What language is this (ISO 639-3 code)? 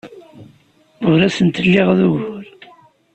kab